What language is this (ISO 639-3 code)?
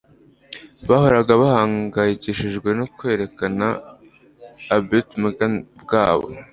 kin